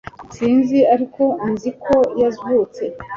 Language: Kinyarwanda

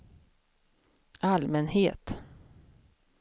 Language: Swedish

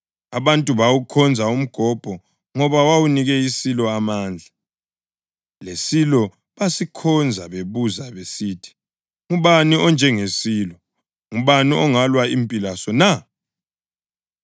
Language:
North Ndebele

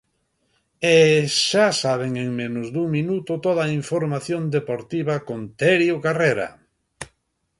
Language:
Galician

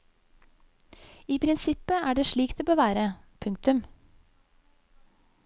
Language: Norwegian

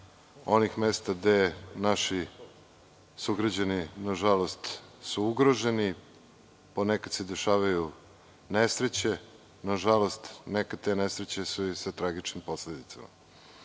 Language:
Serbian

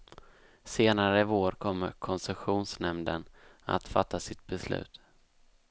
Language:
Swedish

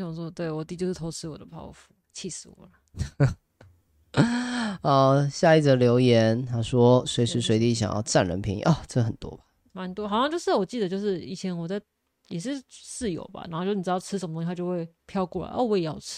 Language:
Chinese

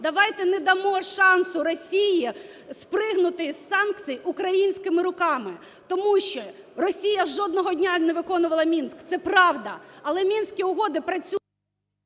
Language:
Ukrainian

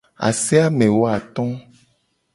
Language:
Gen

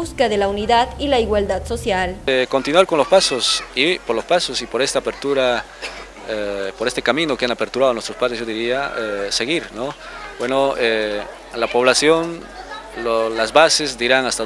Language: Spanish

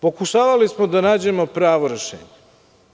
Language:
Serbian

